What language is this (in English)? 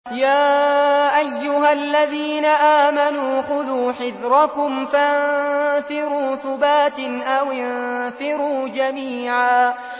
Arabic